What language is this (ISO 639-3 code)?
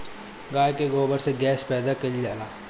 bho